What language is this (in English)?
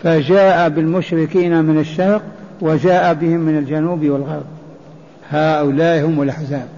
Arabic